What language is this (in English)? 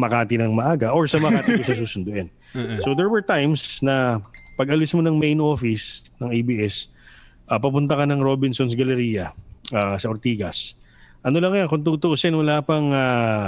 Filipino